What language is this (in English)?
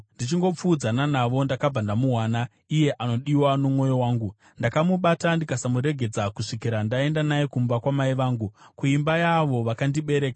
Shona